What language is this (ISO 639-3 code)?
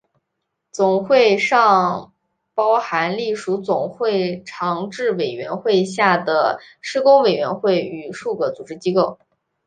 zho